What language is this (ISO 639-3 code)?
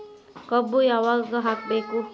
kan